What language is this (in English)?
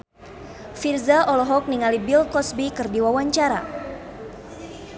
Sundanese